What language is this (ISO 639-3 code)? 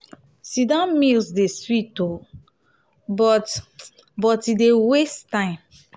pcm